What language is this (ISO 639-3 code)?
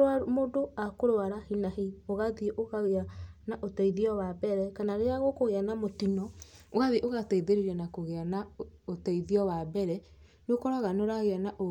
kik